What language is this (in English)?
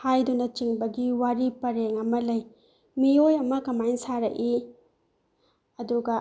Manipuri